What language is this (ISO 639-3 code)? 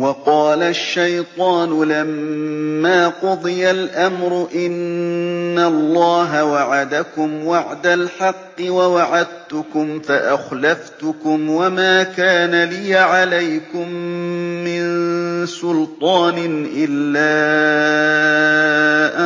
ara